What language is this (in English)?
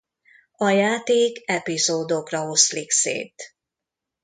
Hungarian